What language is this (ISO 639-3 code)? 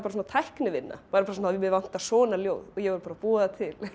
isl